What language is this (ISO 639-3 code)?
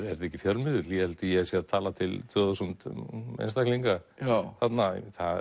isl